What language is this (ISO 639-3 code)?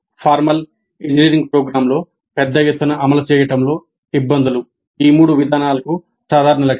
tel